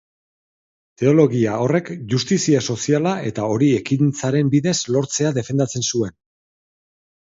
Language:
Basque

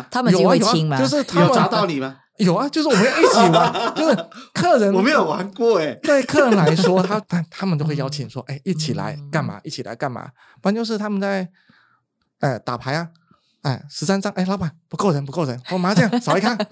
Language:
Chinese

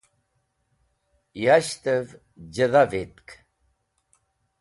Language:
Wakhi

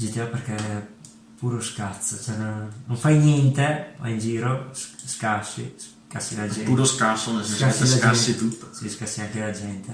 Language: Italian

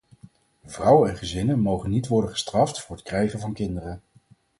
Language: Dutch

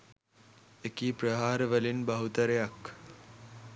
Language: Sinhala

